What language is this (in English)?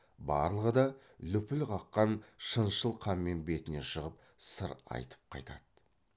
Kazakh